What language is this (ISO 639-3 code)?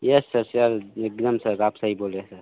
hin